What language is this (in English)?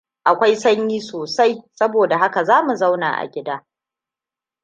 Hausa